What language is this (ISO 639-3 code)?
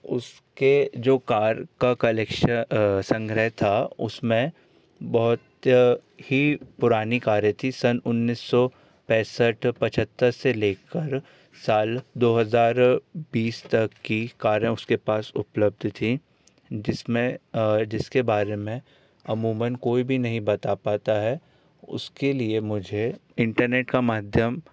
hin